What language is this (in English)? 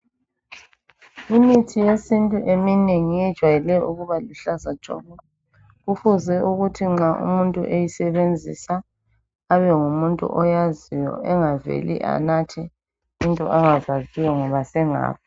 North Ndebele